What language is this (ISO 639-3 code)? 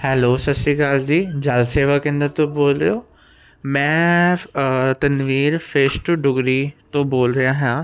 pan